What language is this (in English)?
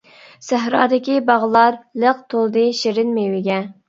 Uyghur